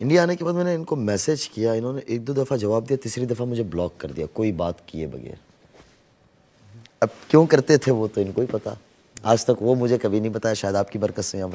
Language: Hindi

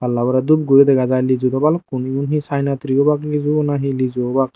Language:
Chakma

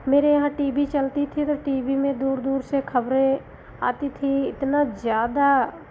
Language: Hindi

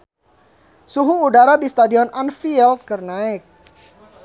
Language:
Sundanese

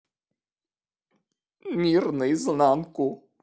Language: Russian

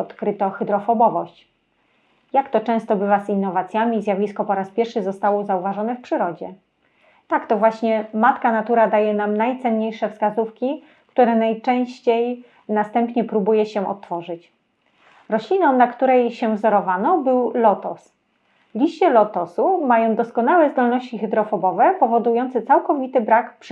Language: Polish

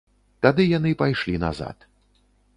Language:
Belarusian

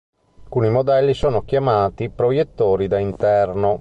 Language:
Italian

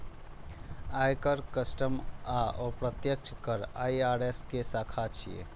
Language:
Maithili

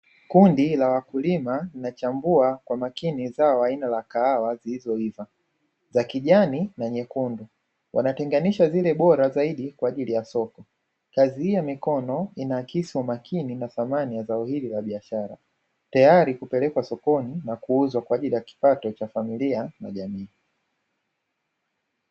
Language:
Swahili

